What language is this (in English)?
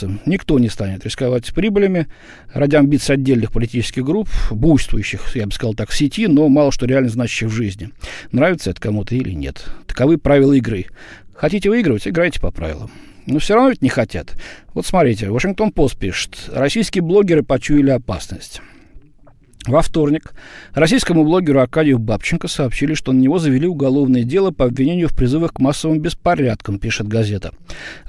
Russian